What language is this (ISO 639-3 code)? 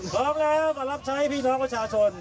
tha